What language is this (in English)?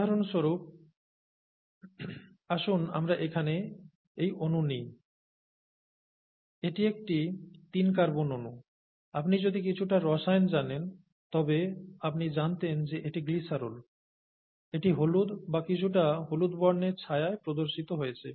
Bangla